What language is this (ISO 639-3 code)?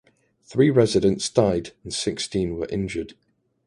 eng